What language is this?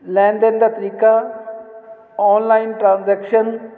Punjabi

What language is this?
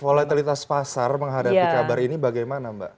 Indonesian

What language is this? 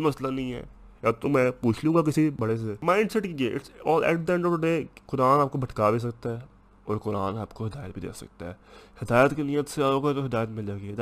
Urdu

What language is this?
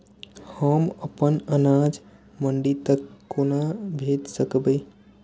Maithili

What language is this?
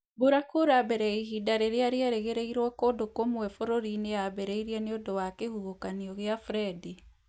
Kikuyu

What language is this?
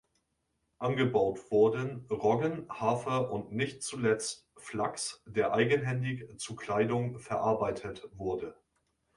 German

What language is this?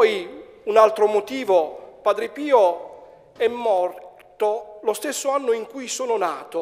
Italian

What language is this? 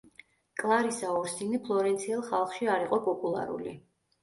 Georgian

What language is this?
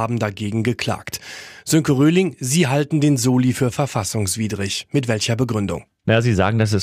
German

